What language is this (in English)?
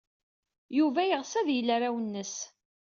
Kabyle